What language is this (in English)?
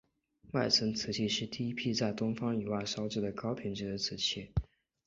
Chinese